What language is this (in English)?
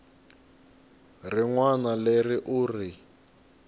Tsonga